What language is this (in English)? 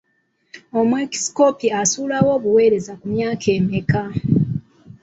Ganda